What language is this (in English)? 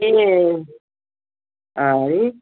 Nepali